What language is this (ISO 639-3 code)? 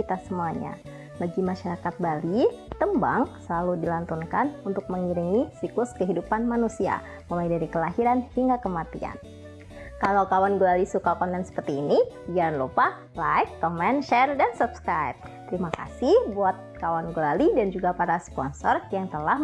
ind